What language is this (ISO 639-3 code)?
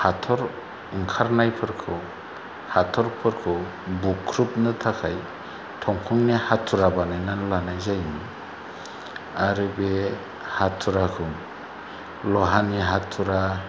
brx